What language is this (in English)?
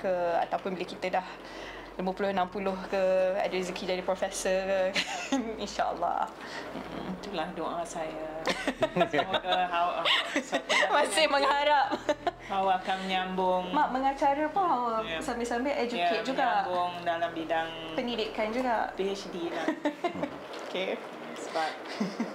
Malay